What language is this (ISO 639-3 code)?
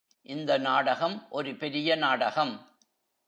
tam